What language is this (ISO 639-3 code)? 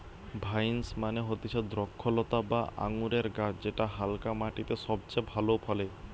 ben